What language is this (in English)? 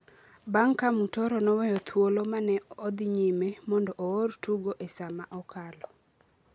Luo (Kenya and Tanzania)